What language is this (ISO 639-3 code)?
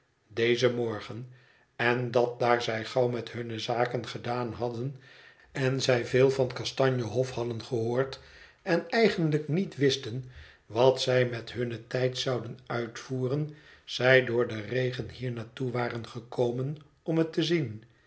nld